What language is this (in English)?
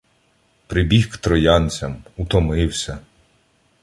Ukrainian